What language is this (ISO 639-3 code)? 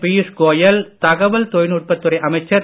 tam